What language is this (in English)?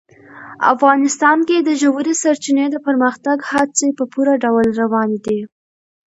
Pashto